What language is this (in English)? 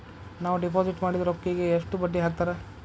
Kannada